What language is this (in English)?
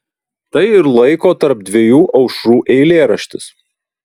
Lithuanian